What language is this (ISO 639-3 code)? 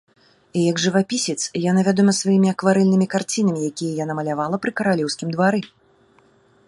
bel